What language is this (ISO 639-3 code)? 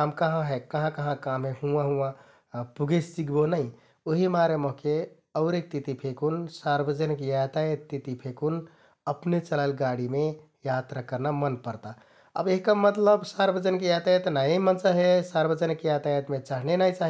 tkt